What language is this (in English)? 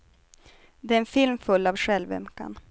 Swedish